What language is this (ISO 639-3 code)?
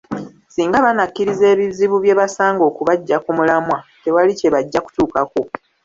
lug